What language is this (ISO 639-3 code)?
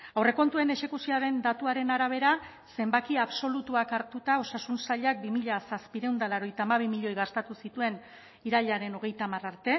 eus